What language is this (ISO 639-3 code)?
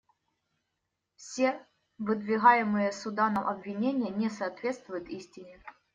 rus